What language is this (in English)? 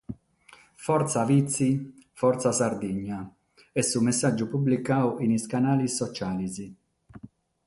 Sardinian